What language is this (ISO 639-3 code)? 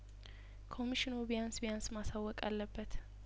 amh